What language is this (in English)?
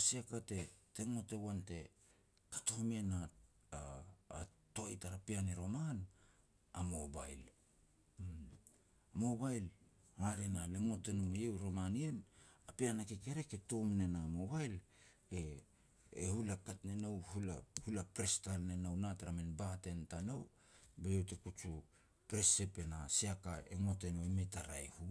Petats